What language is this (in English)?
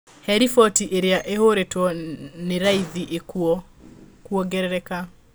Kikuyu